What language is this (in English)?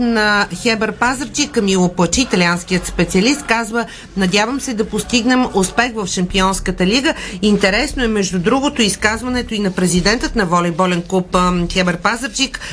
Bulgarian